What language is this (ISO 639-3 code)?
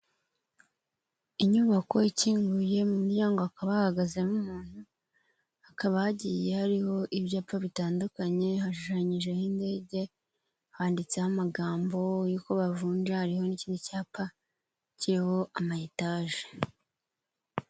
kin